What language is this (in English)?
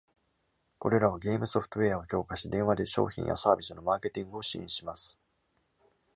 Japanese